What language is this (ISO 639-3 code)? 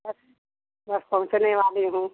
hin